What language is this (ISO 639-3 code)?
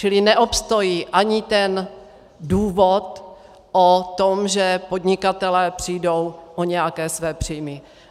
ces